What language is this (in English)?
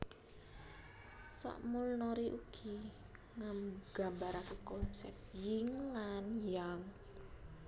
Javanese